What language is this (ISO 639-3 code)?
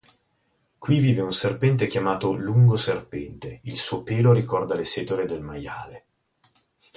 ita